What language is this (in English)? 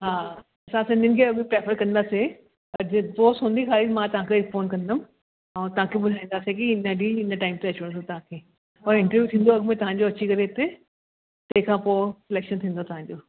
Sindhi